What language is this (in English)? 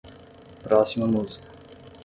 Portuguese